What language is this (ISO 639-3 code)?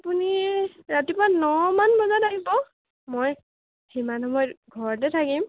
asm